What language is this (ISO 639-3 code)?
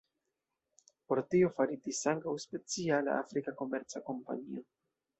epo